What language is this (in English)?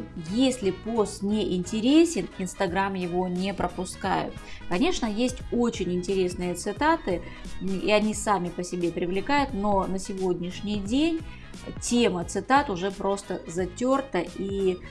Russian